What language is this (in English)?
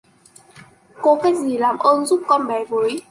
Vietnamese